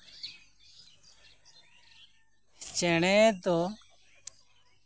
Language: Santali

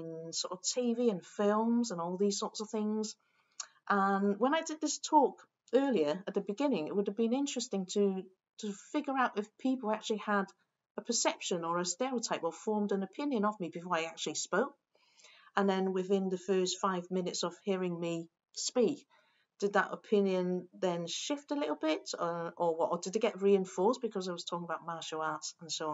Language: English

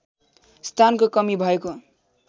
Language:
Nepali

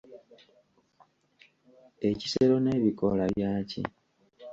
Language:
Ganda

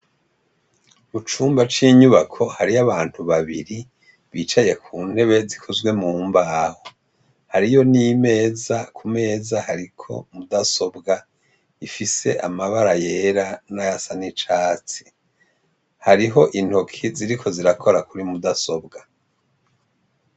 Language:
Rundi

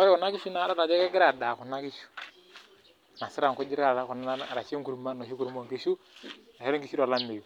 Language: Masai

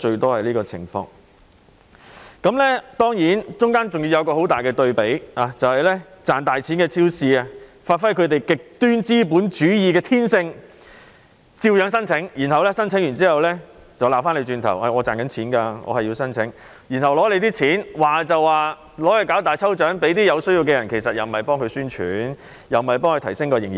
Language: Cantonese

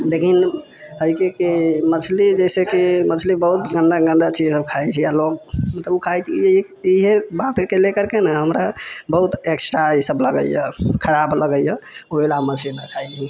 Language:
Maithili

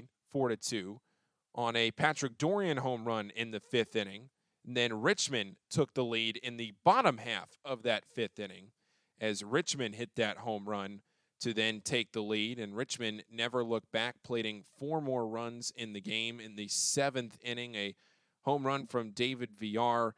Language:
English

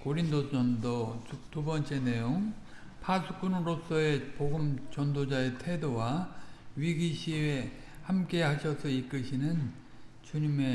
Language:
Korean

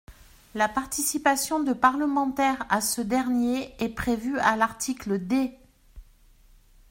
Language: French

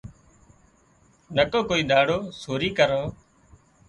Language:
Wadiyara Koli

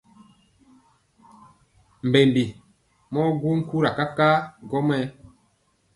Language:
Mpiemo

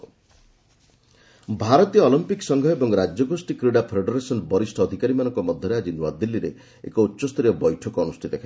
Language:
Odia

